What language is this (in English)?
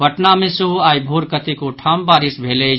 Maithili